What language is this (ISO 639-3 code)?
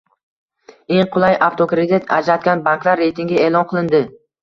uzb